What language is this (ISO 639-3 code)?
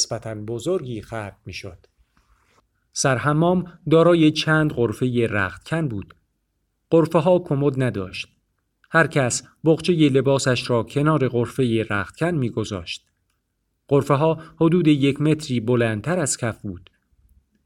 fas